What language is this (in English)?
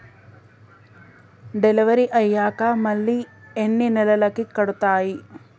Telugu